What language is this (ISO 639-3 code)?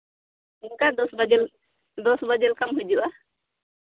sat